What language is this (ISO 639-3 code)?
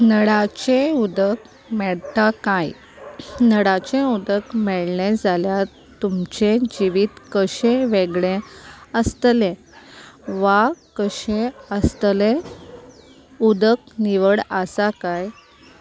kok